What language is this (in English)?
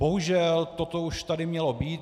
Czech